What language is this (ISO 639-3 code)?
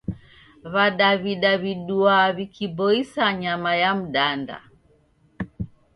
dav